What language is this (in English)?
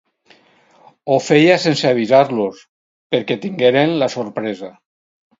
Catalan